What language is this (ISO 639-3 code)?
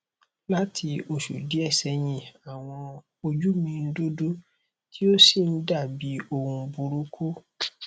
yor